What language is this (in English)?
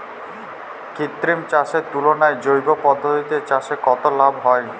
Bangla